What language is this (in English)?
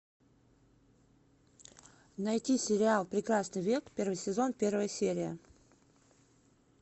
Russian